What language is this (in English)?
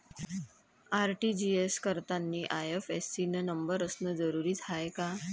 Marathi